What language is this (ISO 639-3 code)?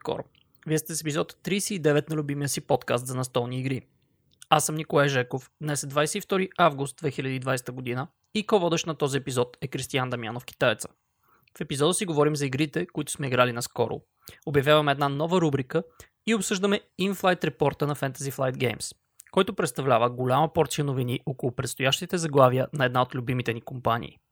bul